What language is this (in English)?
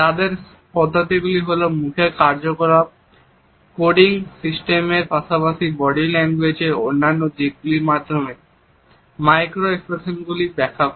Bangla